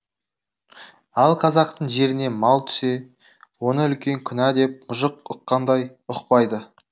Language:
Kazakh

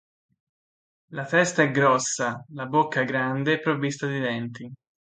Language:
Italian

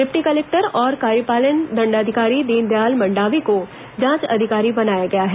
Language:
Hindi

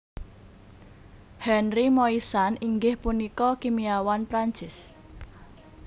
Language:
Javanese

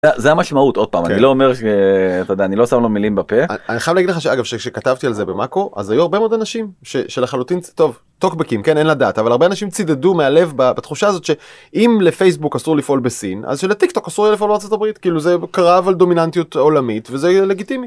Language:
Hebrew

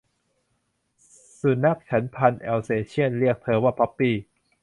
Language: Thai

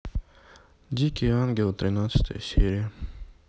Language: Russian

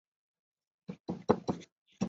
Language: Chinese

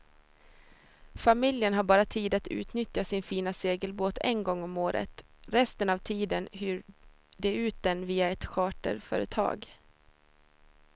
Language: Swedish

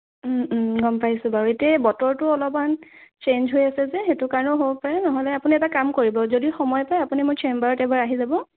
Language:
Assamese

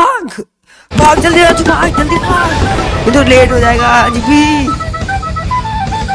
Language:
Hindi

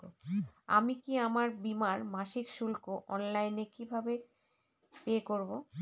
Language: Bangla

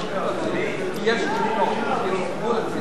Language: Hebrew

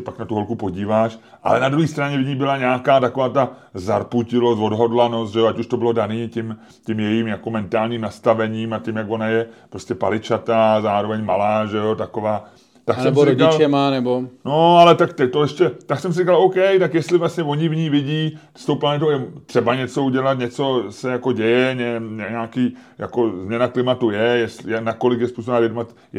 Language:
Czech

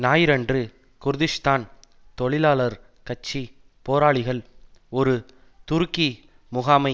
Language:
Tamil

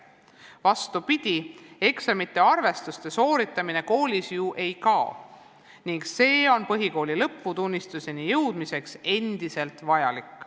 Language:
Estonian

